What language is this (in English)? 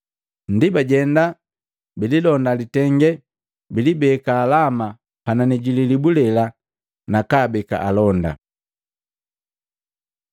Matengo